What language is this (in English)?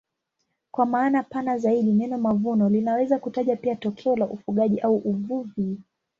Swahili